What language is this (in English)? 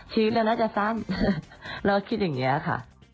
Thai